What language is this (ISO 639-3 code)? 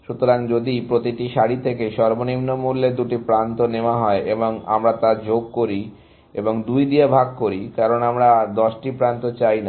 ben